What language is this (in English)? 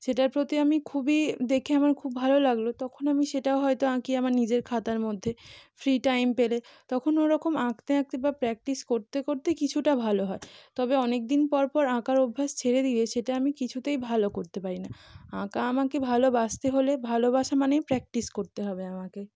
Bangla